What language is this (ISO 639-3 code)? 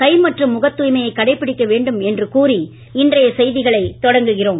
tam